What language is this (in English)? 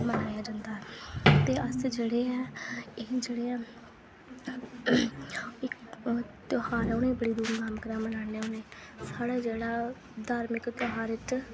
Dogri